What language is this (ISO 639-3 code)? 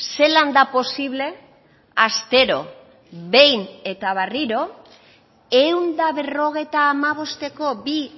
eus